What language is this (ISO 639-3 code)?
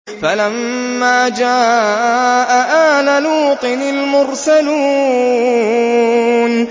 ara